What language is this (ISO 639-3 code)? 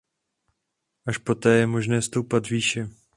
ces